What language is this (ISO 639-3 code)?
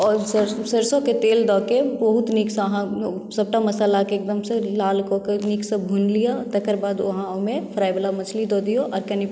mai